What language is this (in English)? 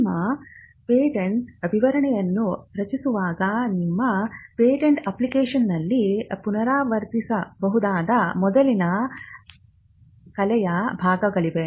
Kannada